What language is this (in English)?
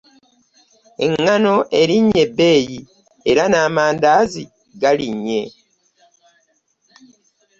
Ganda